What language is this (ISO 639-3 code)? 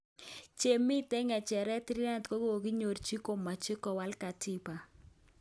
kln